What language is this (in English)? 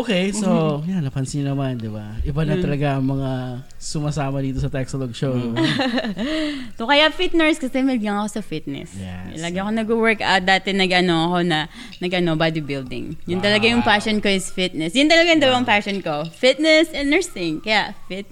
Filipino